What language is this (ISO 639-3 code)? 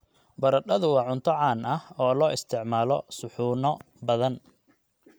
som